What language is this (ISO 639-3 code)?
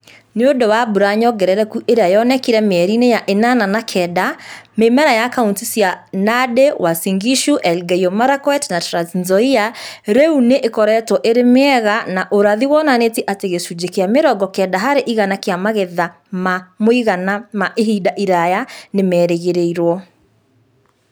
kik